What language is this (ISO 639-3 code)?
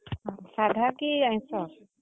ori